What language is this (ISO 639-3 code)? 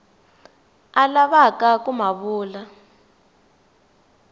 tso